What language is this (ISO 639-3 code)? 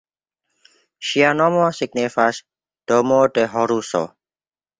epo